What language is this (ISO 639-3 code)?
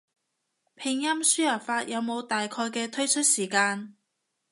yue